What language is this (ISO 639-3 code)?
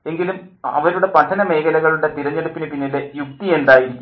mal